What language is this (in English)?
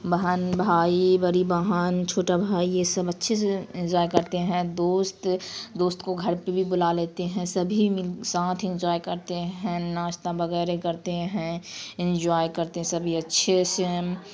Urdu